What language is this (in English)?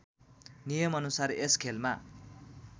Nepali